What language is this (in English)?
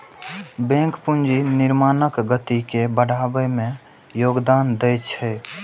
Maithili